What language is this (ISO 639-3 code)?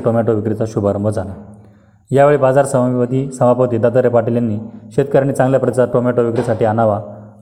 mar